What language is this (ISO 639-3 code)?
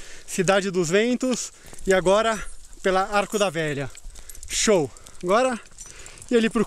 por